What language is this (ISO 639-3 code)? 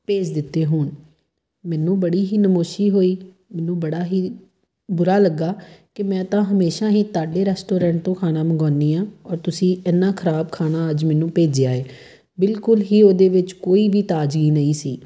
pan